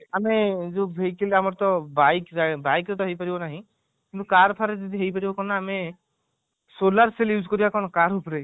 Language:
Odia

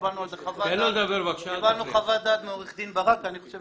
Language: Hebrew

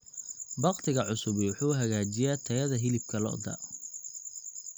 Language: Somali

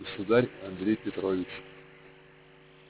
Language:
Russian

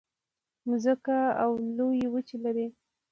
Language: Pashto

